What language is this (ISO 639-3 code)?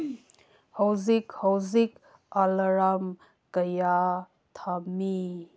mni